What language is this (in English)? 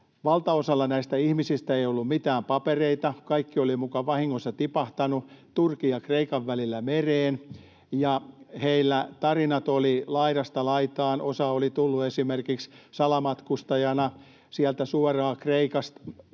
Finnish